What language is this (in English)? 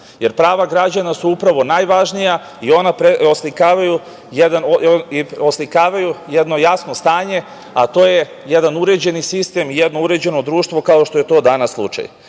Serbian